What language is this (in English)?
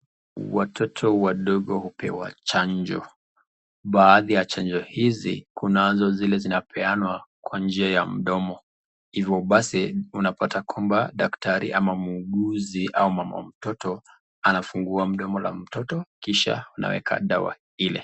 Swahili